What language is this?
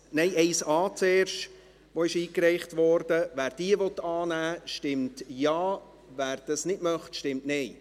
Swiss German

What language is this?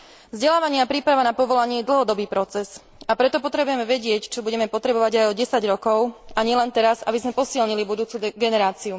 Slovak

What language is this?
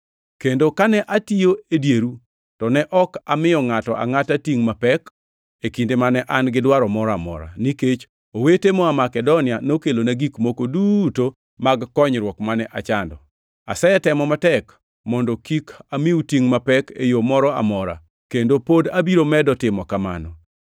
Luo (Kenya and Tanzania)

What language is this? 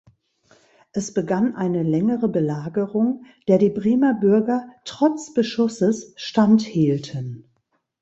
German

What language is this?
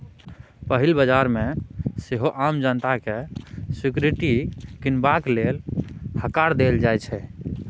Maithili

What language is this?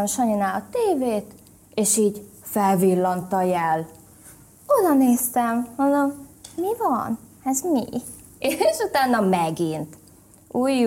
Hungarian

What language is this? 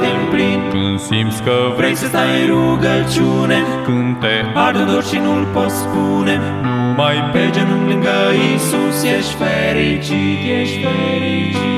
Romanian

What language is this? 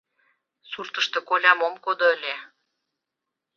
Mari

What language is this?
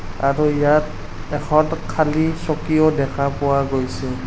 Assamese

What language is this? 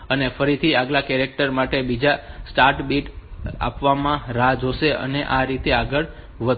Gujarati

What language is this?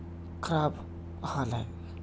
Urdu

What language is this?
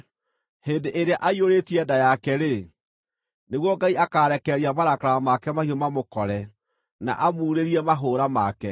Kikuyu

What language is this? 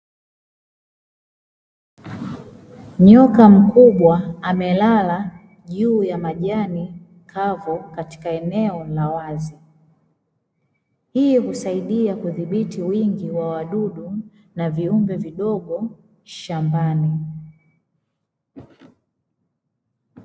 Swahili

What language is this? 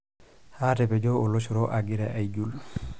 Masai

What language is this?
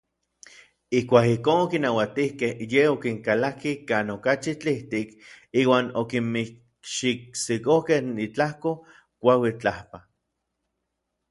Orizaba Nahuatl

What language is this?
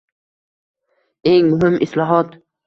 Uzbek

